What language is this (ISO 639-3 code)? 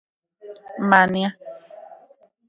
ncx